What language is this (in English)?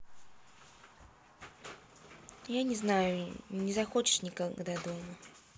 Russian